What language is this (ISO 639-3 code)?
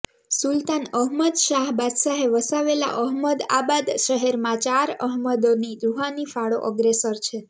guj